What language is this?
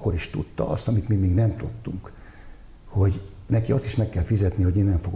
Hungarian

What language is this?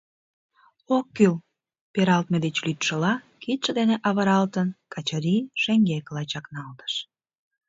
Mari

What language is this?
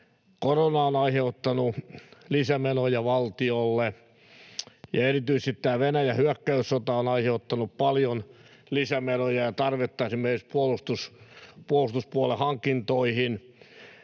Finnish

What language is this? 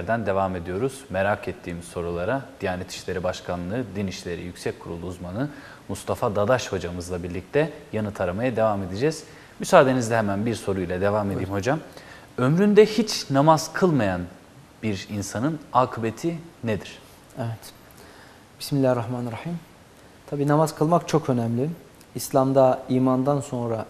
Turkish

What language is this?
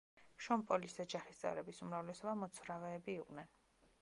Georgian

